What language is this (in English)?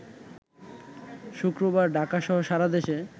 Bangla